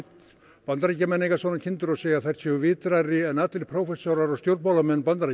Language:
Icelandic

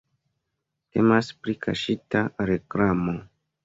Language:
Esperanto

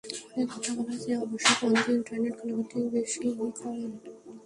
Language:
Bangla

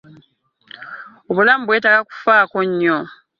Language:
Ganda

